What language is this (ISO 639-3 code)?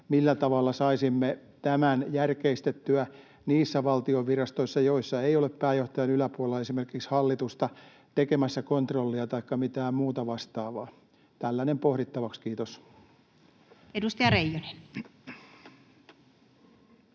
fin